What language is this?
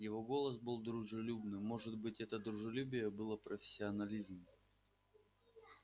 Russian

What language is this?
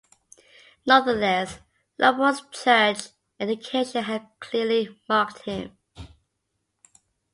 English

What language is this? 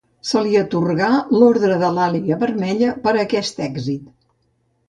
Catalan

